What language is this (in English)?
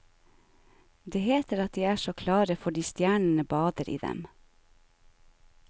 Norwegian